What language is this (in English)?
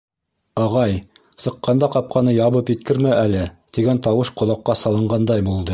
Bashkir